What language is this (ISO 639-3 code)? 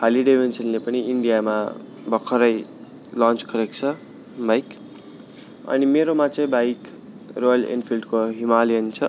nep